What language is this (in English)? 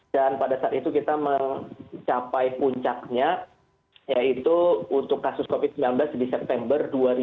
Indonesian